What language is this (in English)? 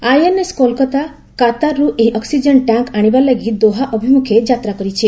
Odia